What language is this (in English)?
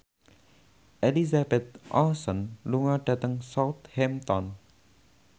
Javanese